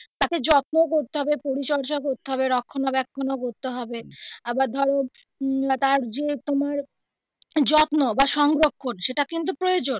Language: Bangla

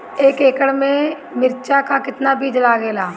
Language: Bhojpuri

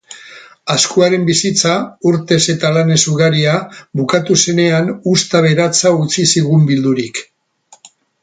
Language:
Basque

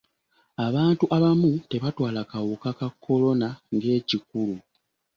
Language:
Ganda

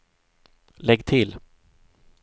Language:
Swedish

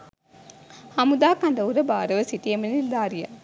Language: Sinhala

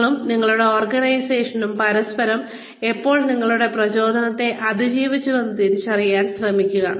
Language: Malayalam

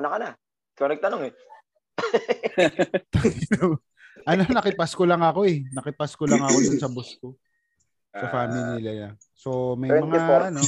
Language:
Filipino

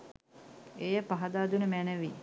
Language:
Sinhala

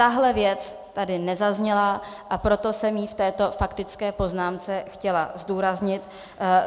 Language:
Czech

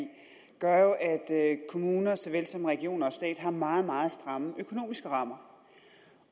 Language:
Danish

